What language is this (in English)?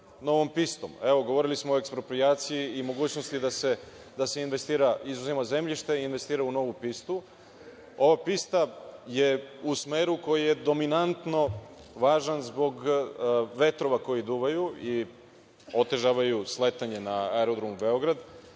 Serbian